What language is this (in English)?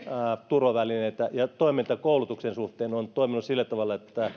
Finnish